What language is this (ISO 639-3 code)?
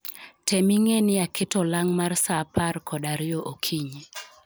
luo